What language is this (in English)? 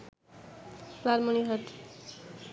Bangla